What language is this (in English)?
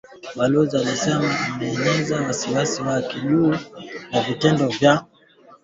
Swahili